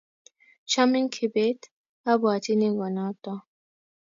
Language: Kalenjin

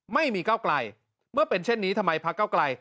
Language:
Thai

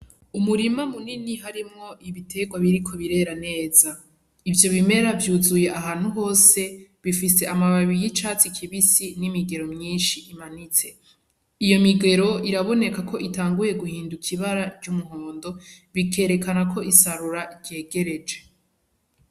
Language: Rundi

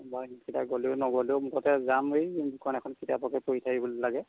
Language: Assamese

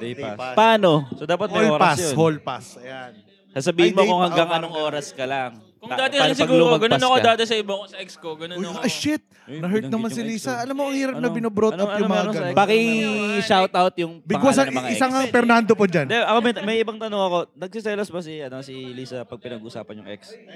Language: Filipino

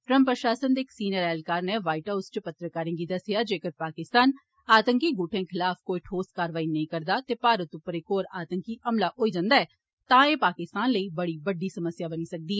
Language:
Dogri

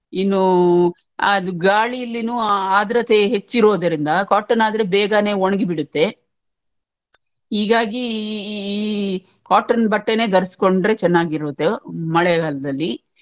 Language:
Kannada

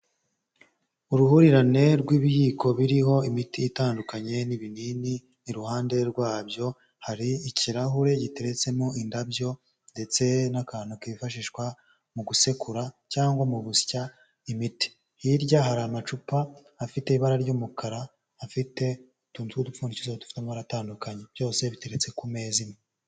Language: Kinyarwanda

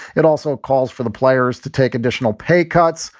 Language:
English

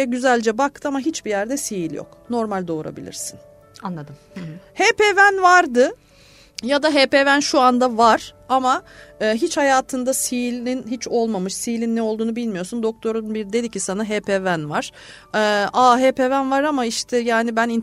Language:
Turkish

